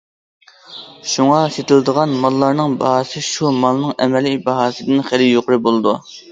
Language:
Uyghur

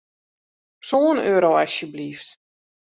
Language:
Western Frisian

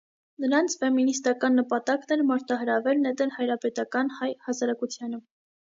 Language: Armenian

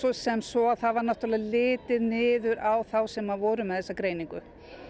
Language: Icelandic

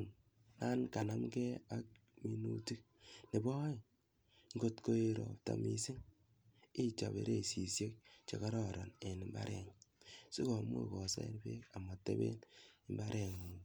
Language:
Kalenjin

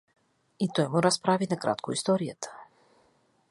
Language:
Bulgarian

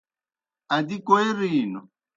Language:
Kohistani Shina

